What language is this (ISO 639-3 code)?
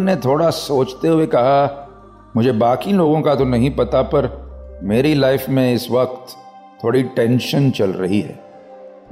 hin